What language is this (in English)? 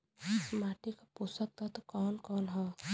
Bhojpuri